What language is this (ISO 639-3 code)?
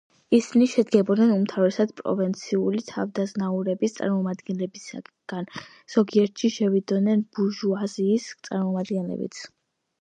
kat